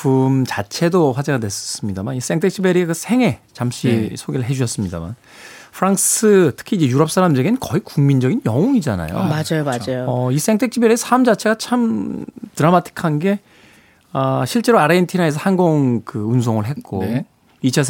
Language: Korean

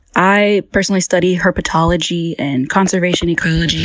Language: English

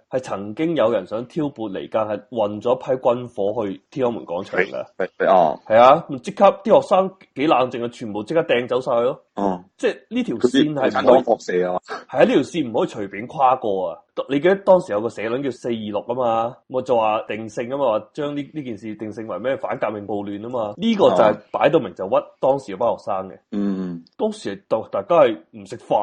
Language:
Chinese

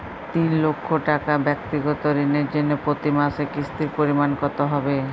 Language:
Bangla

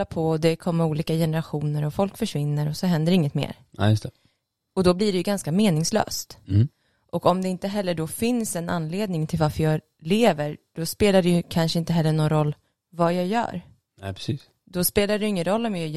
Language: Swedish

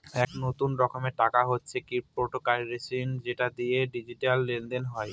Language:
Bangla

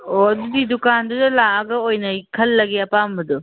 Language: Manipuri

